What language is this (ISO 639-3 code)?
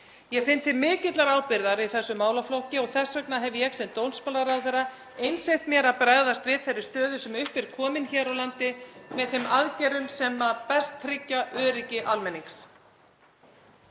isl